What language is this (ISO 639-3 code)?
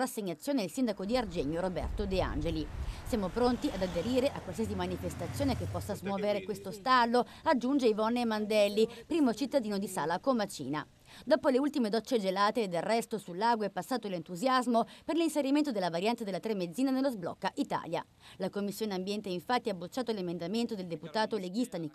ita